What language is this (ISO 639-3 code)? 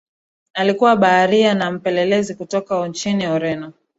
swa